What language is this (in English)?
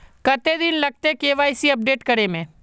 Magahi